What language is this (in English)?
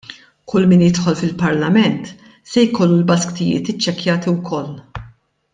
Maltese